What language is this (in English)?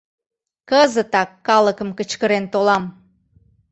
Mari